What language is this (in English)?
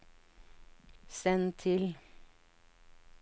Norwegian